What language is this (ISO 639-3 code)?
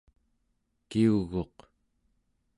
esu